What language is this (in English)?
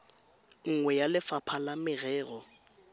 Tswana